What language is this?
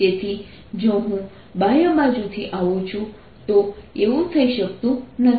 Gujarati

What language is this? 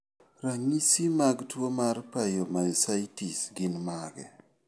Luo (Kenya and Tanzania)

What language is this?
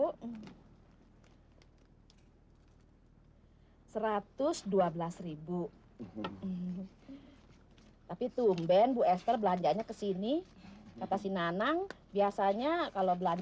Indonesian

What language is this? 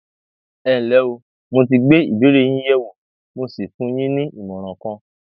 Yoruba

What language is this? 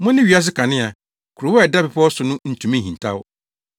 Akan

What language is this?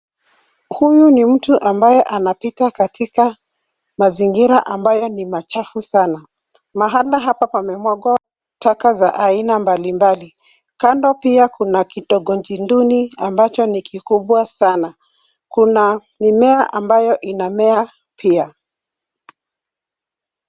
Swahili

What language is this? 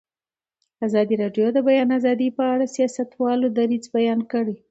Pashto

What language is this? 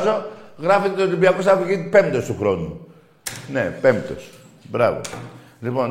Greek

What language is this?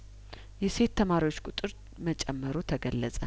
Amharic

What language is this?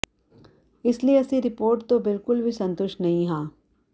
Punjabi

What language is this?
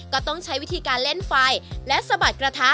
Thai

